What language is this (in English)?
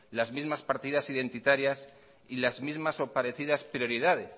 Spanish